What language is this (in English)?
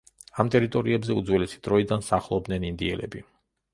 Georgian